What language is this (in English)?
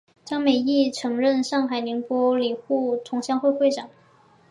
Chinese